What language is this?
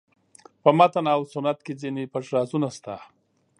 Pashto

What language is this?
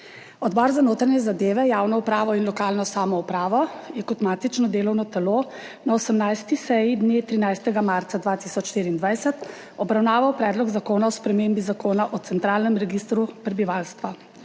Slovenian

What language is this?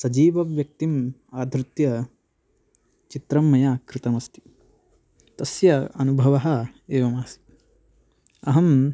Sanskrit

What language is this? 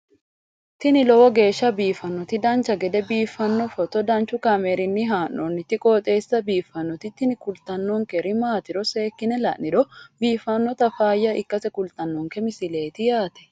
Sidamo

